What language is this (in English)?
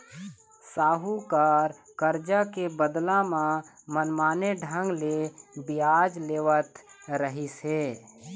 Chhattisgarhi